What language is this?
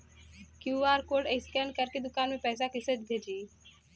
Bhojpuri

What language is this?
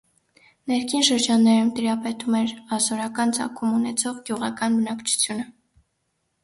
Armenian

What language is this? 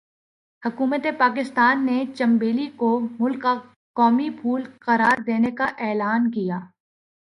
Urdu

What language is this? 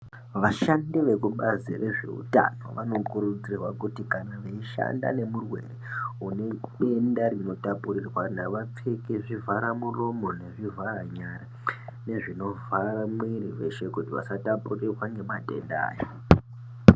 Ndau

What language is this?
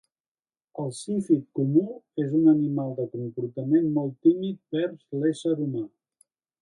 Catalan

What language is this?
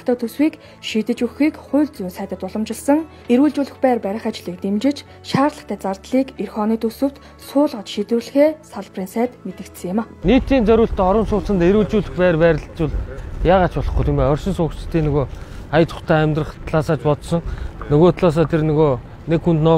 Turkish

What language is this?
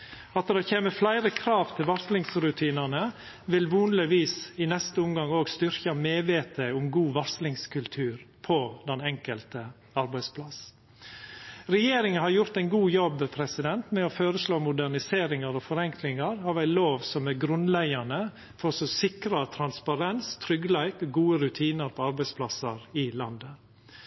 Norwegian Nynorsk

